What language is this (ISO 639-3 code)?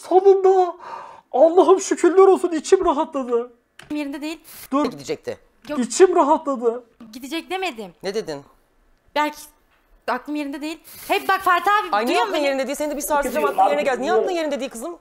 tur